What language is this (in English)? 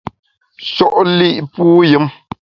Bamun